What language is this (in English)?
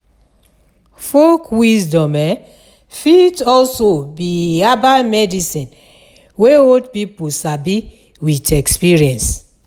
Nigerian Pidgin